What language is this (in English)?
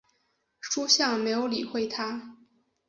Chinese